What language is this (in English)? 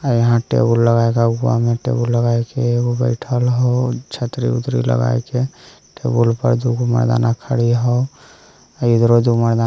Magahi